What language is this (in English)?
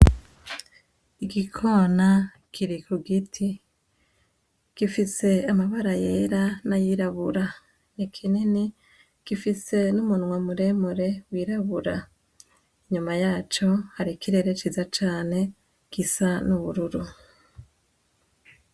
Rundi